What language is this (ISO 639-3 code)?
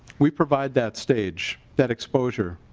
eng